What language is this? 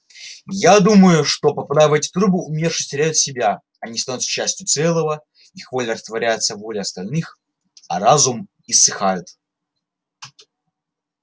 Russian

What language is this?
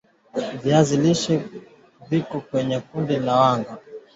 Swahili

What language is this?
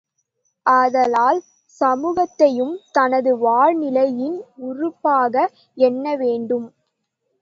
Tamil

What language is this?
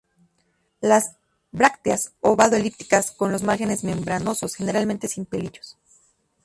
Spanish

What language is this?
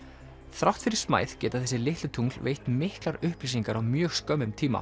Icelandic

